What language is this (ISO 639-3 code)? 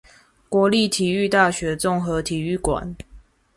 zho